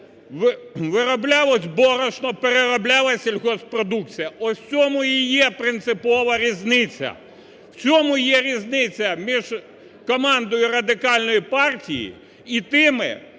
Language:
Ukrainian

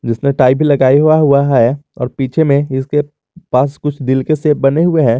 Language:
Hindi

